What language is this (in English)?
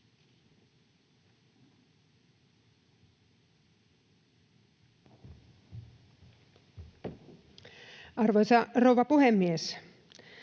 Finnish